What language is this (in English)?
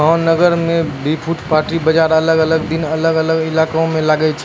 Maithili